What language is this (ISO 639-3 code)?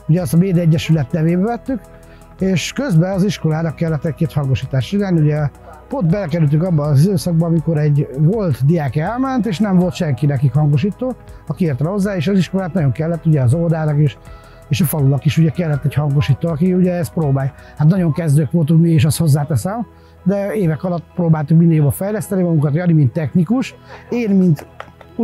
hun